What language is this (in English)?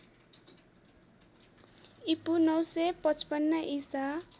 Nepali